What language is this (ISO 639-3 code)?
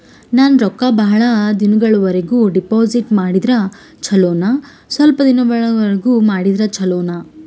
kan